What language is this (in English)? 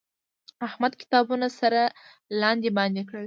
Pashto